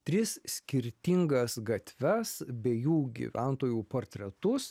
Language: Lithuanian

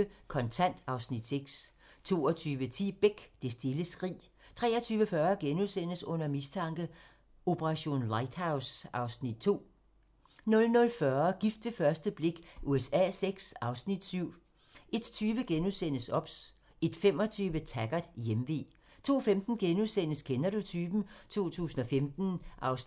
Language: Danish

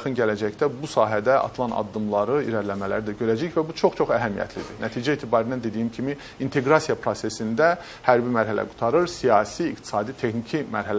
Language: Dutch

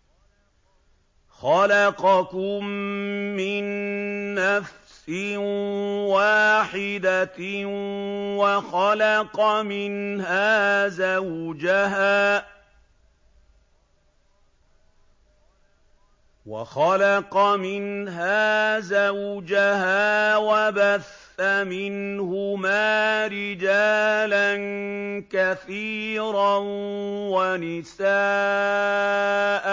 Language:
Arabic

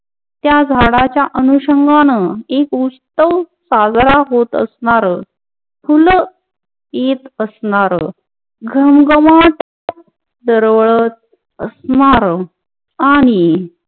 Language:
Marathi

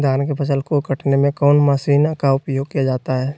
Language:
Magahi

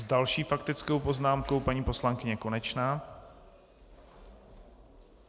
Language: Czech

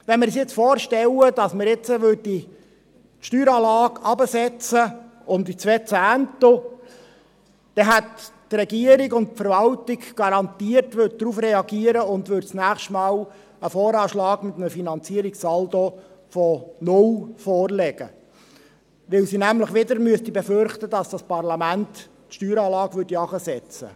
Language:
Swiss German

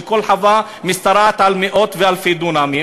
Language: Hebrew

